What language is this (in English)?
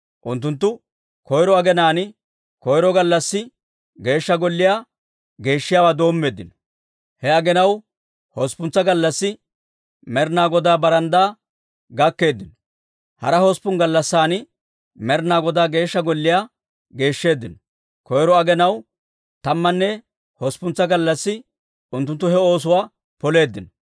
Dawro